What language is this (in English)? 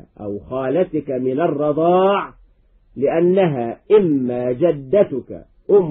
Arabic